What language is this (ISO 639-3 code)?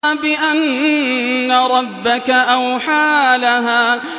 ara